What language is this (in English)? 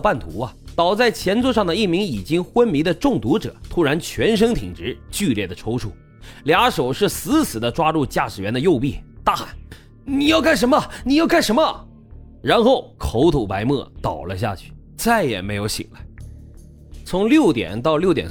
Chinese